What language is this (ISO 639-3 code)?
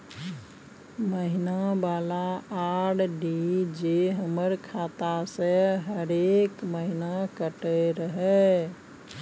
mai